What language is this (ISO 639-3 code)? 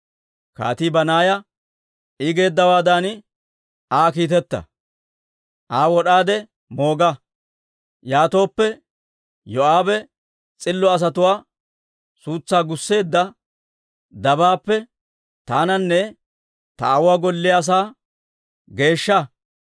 dwr